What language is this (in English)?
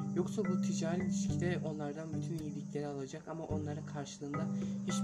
Turkish